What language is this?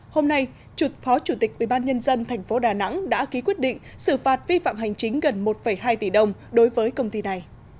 Vietnamese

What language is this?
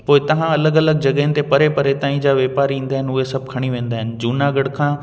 Sindhi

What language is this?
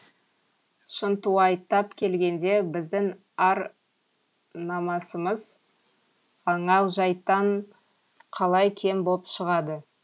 Kazakh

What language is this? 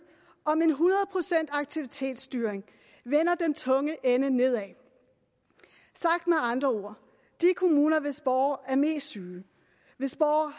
Danish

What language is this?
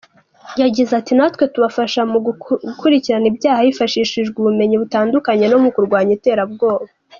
Kinyarwanda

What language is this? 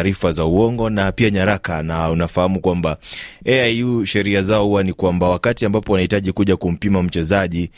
Swahili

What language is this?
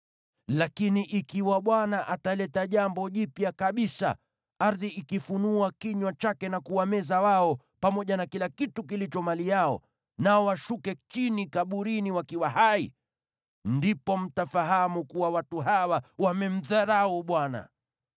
Swahili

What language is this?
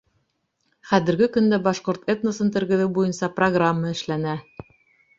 Bashkir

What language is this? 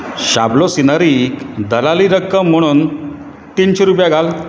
Konkani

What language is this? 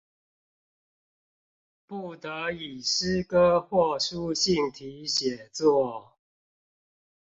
Chinese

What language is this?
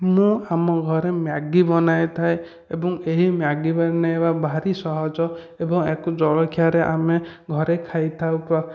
Odia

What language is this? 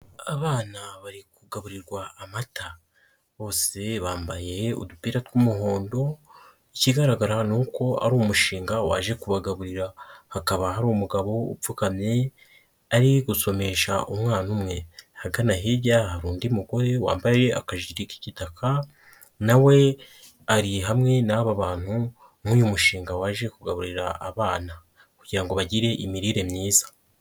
Kinyarwanda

